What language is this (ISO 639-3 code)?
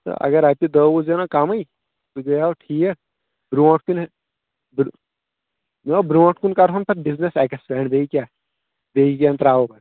kas